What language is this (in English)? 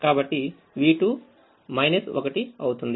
Telugu